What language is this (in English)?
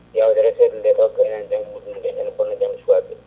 Fula